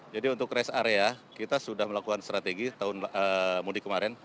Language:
Indonesian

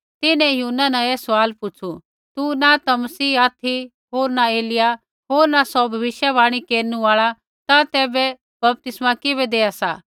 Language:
Kullu Pahari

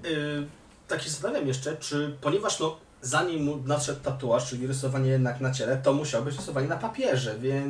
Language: Polish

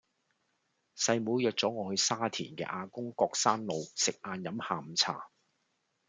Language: Cantonese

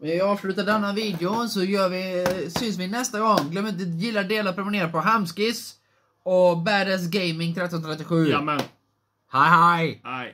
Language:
Swedish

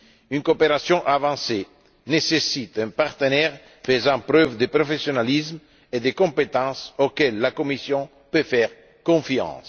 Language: French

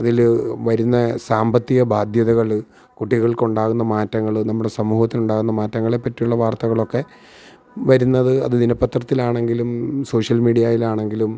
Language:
Malayalam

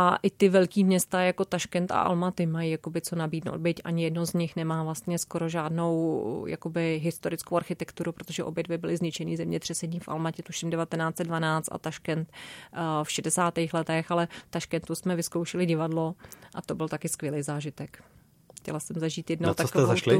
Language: Czech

